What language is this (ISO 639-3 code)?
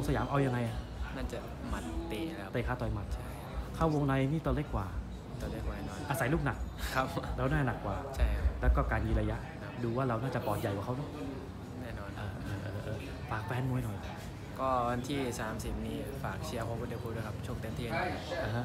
tha